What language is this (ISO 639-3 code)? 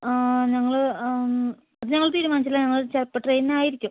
mal